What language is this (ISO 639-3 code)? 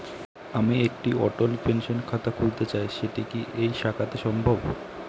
ben